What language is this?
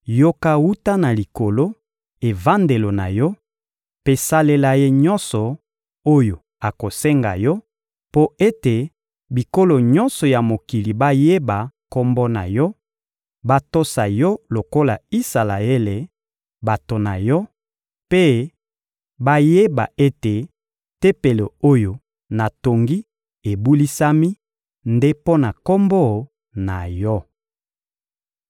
Lingala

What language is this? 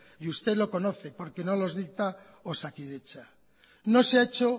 Spanish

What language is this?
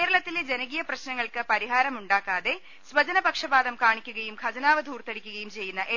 Malayalam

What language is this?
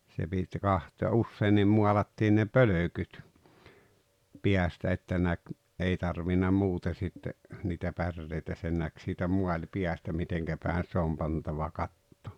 Finnish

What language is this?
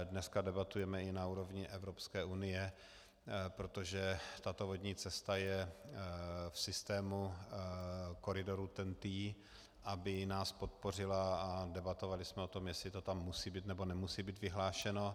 Czech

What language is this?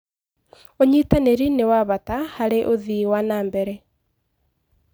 Kikuyu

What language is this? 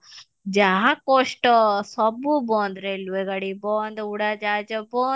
Odia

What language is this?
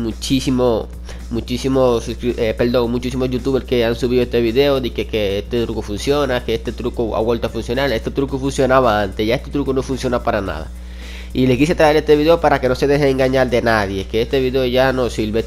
Spanish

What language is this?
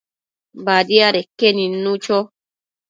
Matsés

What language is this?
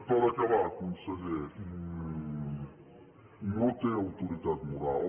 Catalan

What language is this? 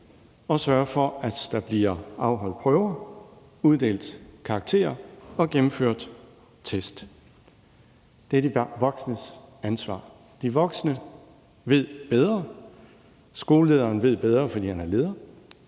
Danish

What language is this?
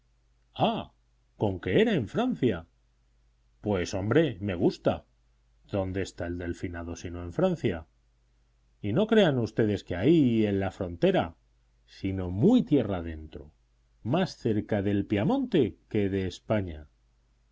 Spanish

